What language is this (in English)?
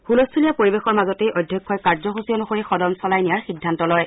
Assamese